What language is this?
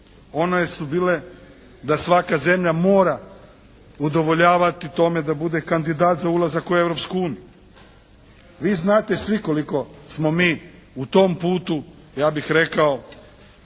Croatian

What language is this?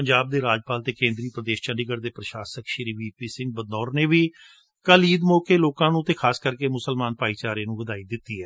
Punjabi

